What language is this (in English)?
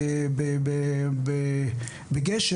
Hebrew